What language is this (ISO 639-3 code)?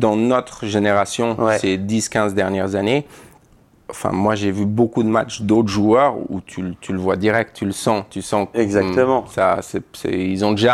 fra